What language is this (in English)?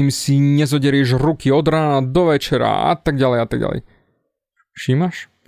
Slovak